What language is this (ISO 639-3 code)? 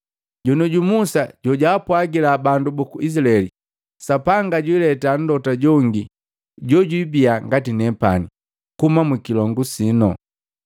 mgv